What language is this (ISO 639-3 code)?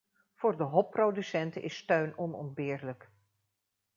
nld